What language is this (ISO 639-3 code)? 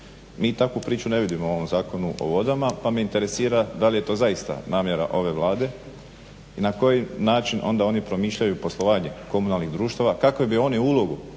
hrv